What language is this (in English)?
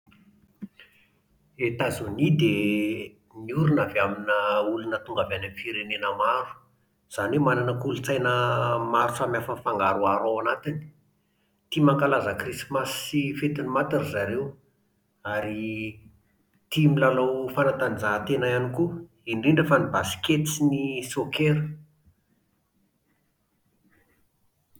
Malagasy